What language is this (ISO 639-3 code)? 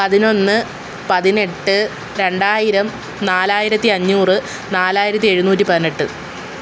mal